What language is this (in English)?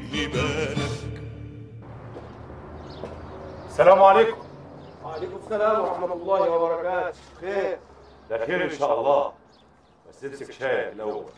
Arabic